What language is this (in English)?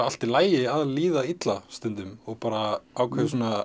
Icelandic